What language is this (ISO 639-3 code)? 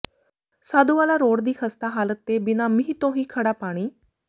pan